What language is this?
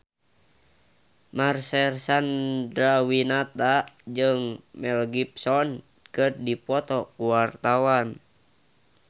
Sundanese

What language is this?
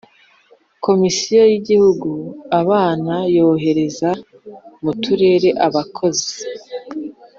Kinyarwanda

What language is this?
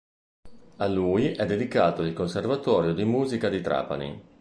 Italian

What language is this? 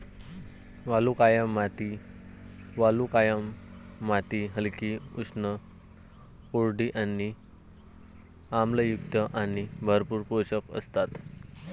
Marathi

